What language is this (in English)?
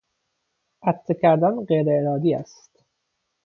Persian